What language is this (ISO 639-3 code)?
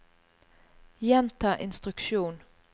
nor